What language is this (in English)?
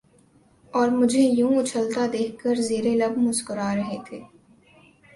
Urdu